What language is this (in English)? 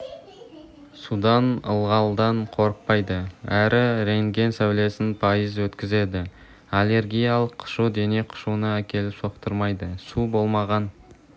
Kazakh